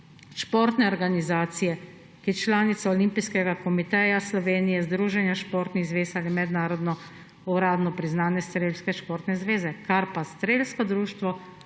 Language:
Slovenian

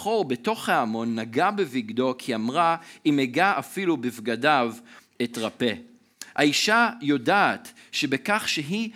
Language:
Hebrew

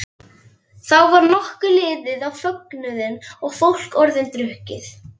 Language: Icelandic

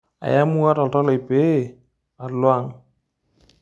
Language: Masai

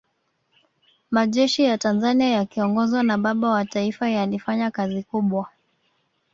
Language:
Swahili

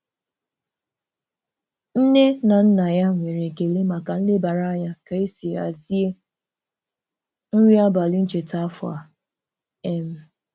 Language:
Igbo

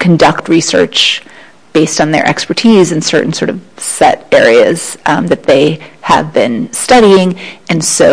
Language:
English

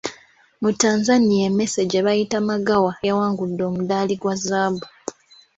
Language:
Ganda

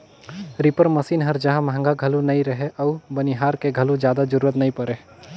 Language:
Chhattisgarhi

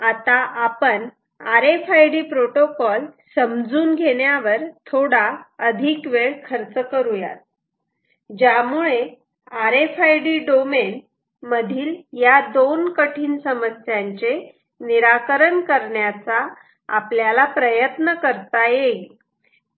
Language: Marathi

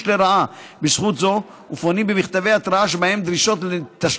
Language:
Hebrew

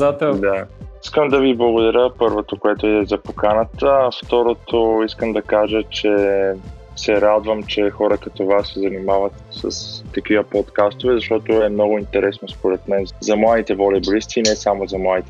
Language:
Bulgarian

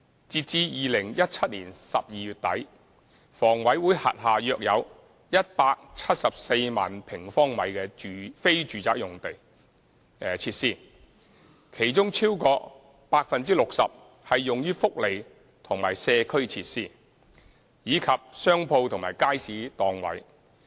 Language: Cantonese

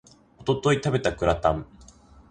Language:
Japanese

